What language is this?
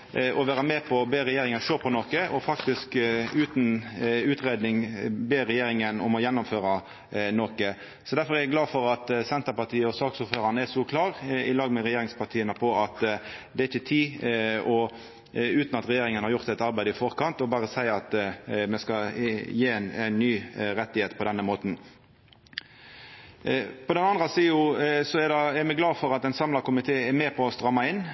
Norwegian Nynorsk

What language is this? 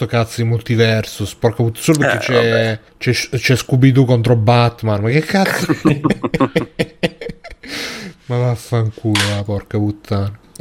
Italian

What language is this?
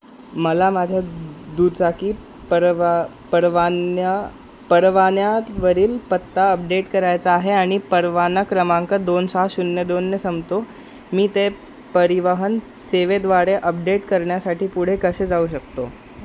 Marathi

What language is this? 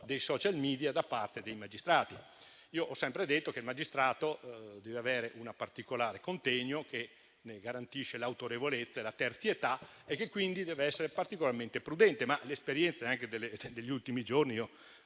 Italian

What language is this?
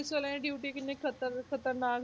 Punjabi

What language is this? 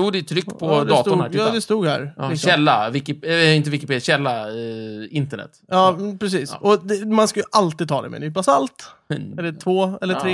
Swedish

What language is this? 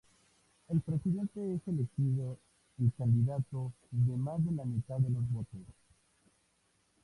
Spanish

